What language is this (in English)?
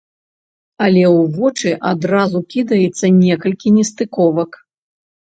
Belarusian